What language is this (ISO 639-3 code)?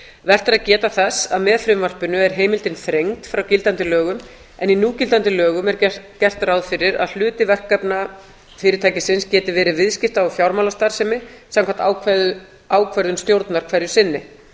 isl